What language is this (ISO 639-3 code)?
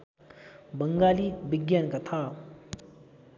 nep